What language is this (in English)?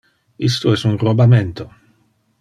Interlingua